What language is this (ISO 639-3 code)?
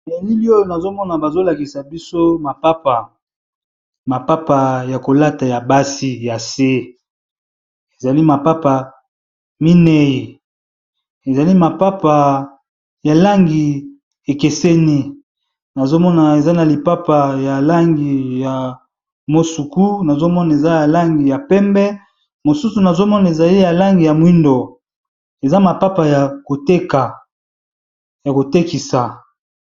lin